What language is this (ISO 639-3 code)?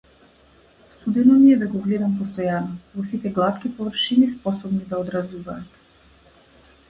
mkd